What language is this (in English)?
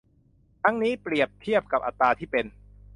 Thai